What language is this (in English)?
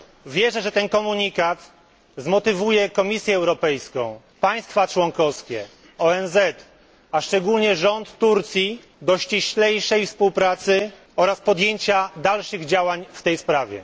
Polish